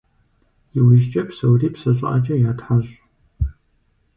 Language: Kabardian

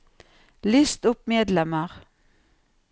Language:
Norwegian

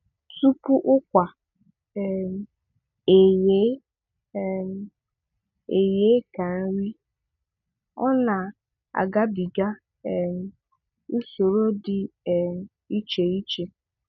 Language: Igbo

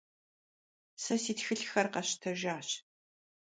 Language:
Kabardian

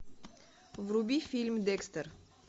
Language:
Russian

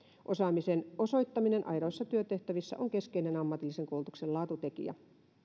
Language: Finnish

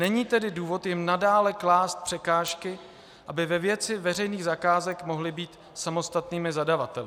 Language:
Czech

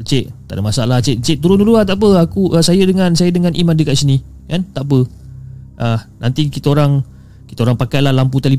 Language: Malay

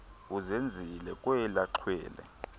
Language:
Xhosa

